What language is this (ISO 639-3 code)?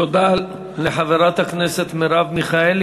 heb